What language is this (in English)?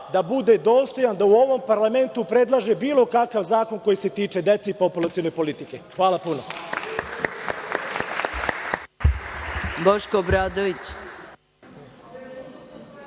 Serbian